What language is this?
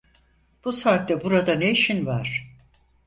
Turkish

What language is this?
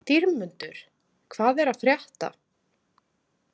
Icelandic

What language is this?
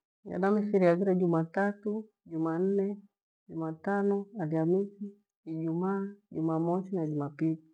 Gweno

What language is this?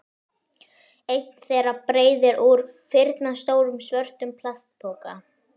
Icelandic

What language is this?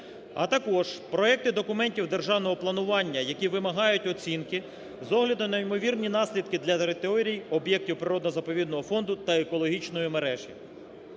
Ukrainian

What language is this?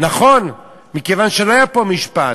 Hebrew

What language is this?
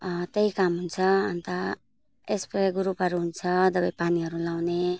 Nepali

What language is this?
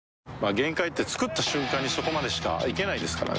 Japanese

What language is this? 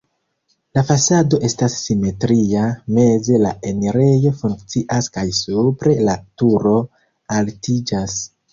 Esperanto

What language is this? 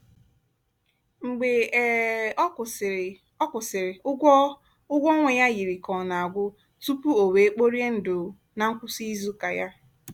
Igbo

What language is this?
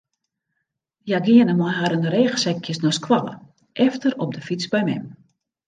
Western Frisian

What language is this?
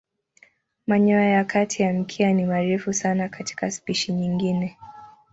Swahili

